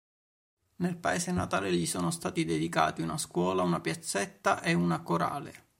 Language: Italian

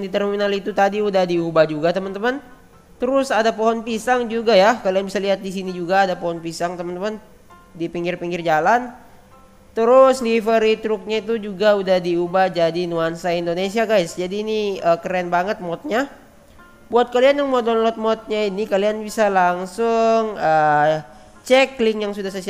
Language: Indonesian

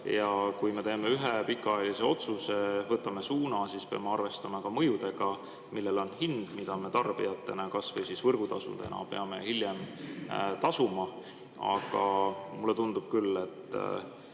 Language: Estonian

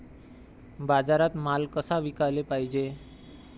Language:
Marathi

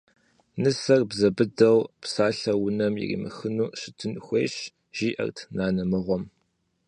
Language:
Kabardian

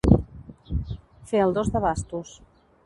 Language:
Catalan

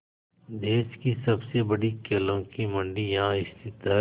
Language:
Hindi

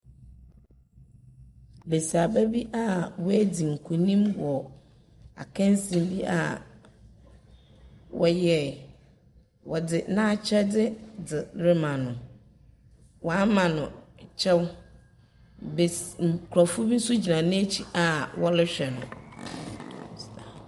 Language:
Akan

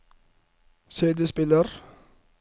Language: Norwegian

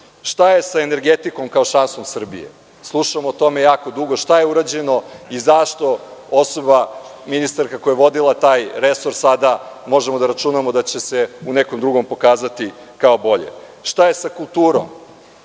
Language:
Serbian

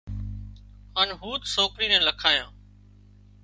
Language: Wadiyara Koli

